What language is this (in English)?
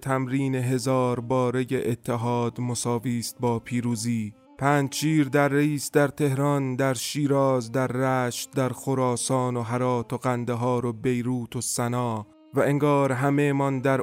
Persian